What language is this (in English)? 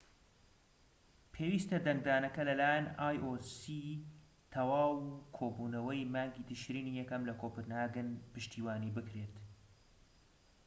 Central Kurdish